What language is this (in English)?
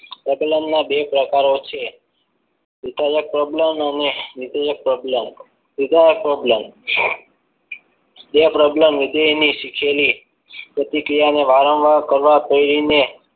Gujarati